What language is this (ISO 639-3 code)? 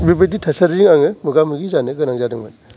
brx